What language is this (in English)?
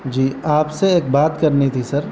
Urdu